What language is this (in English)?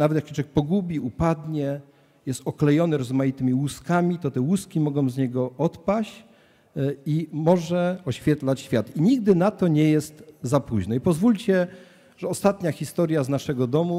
Polish